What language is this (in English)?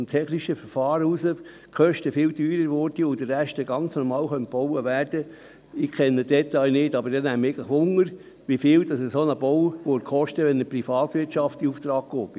Swiss German